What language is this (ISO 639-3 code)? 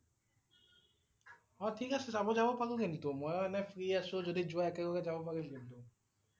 asm